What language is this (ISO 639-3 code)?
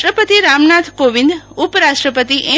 guj